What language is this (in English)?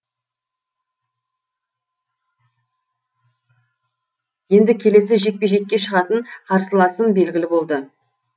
Kazakh